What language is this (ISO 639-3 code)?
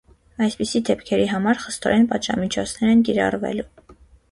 hye